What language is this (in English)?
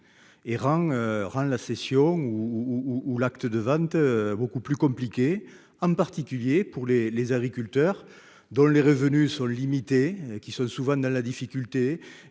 French